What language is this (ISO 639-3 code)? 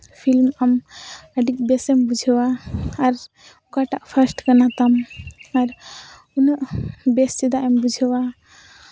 sat